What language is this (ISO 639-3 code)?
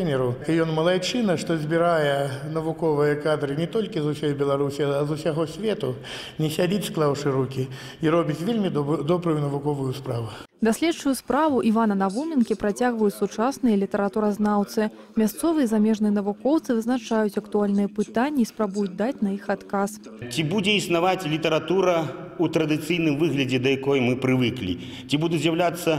rus